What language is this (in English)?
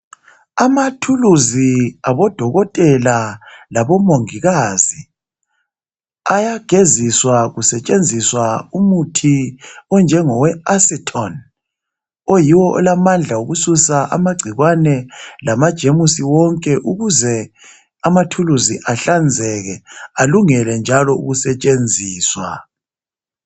North Ndebele